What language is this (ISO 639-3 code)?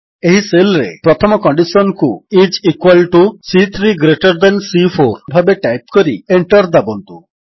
ori